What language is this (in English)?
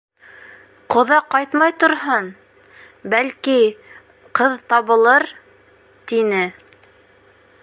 Bashkir